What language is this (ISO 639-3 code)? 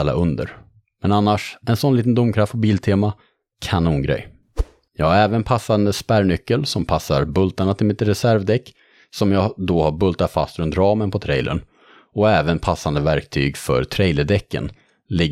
swe